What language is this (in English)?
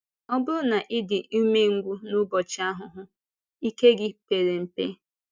Igbo